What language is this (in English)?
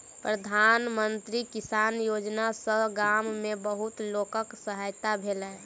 Maithili